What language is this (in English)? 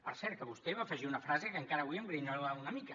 Catalan